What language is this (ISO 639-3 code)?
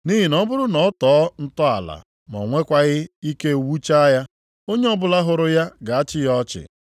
ibo